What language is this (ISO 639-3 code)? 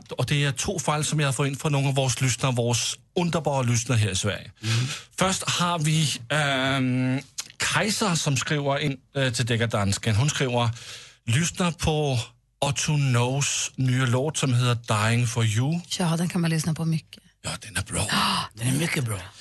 swe